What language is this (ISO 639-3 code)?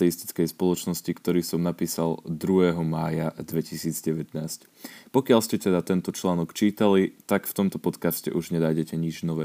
slk